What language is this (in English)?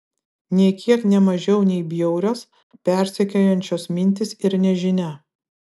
Lithuanian